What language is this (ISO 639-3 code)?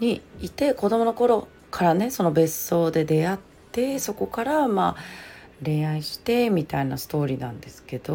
jpn